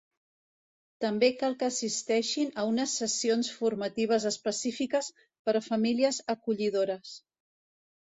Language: Catalan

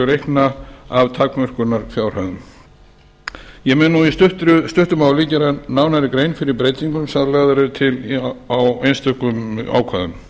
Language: Icelandic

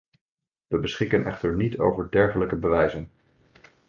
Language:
Dutch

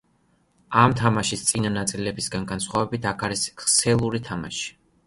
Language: Georgian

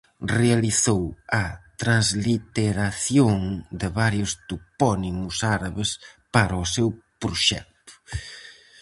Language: Galician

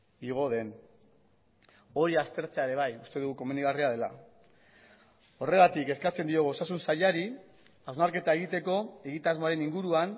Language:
Basque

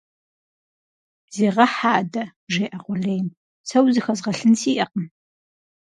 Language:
Kabardian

